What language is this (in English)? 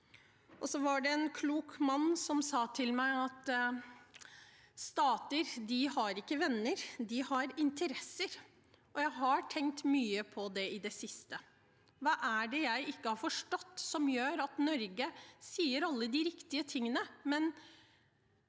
Norwegian